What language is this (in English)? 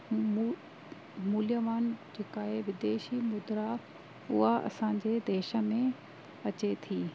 Sindhi